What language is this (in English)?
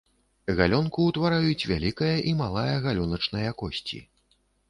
Belarusian